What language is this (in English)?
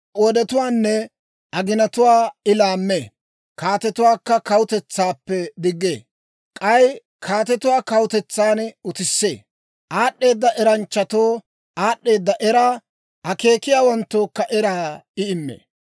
Dawro